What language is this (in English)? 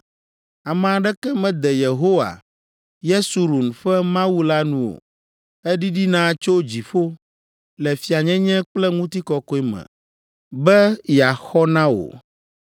Ewe